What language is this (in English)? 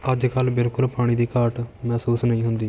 Punjabi